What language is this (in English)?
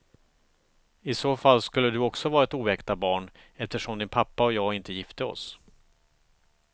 Swedish